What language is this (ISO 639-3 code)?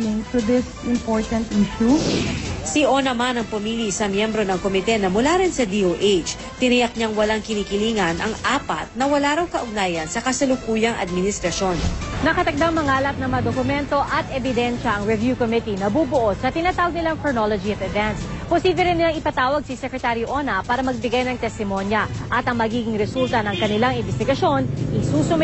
fil